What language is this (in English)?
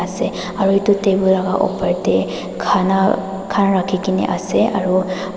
Naga Pidgin